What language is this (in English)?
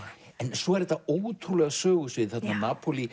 Icelandic